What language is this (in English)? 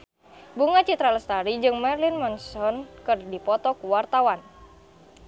Sundanese